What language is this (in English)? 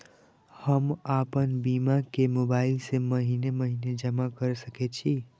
Maithili